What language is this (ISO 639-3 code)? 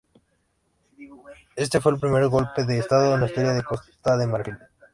spa